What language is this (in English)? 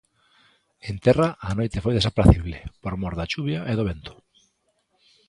Galician